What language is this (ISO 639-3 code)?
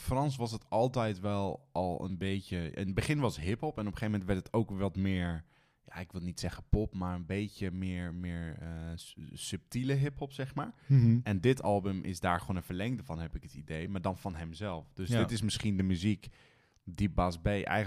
nld